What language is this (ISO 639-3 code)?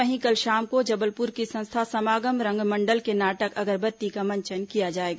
hin